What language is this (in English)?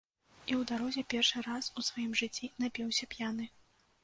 Belarusian